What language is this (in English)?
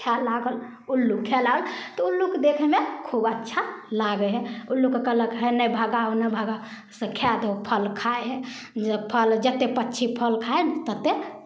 Maithili